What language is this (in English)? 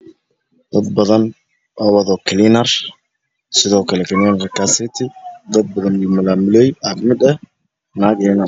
Somali